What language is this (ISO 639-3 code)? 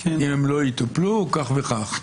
heb